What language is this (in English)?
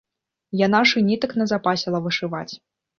Belarusian